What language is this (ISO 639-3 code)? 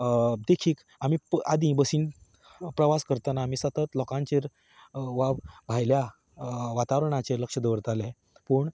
kok